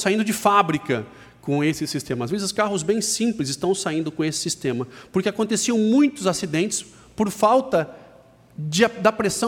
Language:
Portuguese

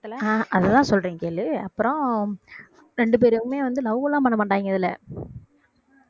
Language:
Tamil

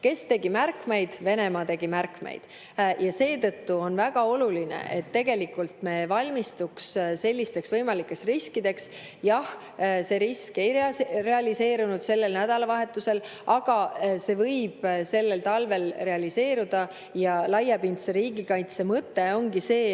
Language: Estonian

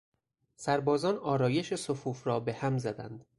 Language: Persian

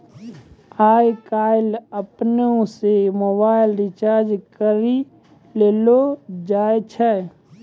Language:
Maithili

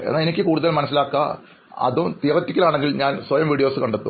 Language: Malayalam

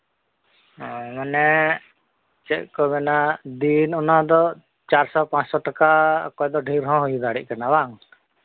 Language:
Santali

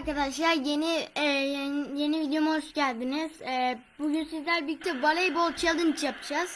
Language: Turkish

